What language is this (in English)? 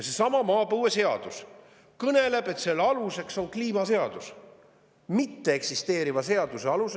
Estonian